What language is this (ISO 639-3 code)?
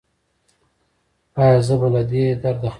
pus